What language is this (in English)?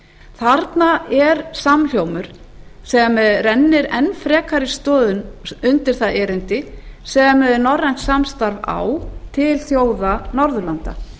Icelandic